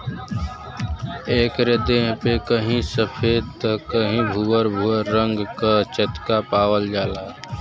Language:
Bhojpuri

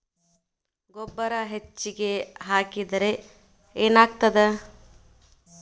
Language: Kannada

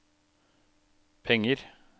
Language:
Norwegian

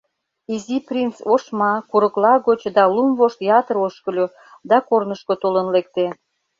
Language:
Mari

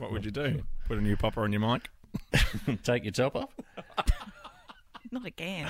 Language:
English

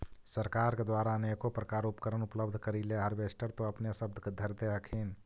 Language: Magahi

